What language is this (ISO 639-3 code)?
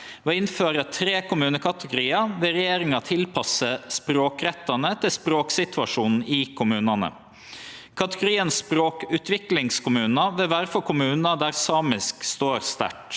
nor